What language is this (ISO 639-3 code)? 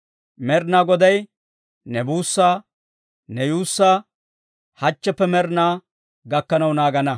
dwr